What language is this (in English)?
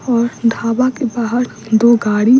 Hindi